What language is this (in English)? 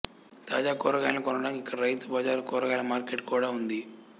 Telugu